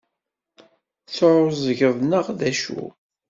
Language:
Kabyle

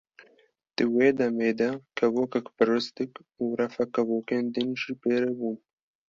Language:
Kurdish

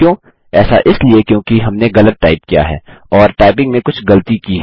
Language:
Hindi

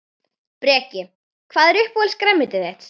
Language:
Icelandic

